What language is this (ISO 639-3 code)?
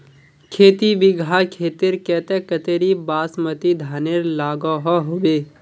mag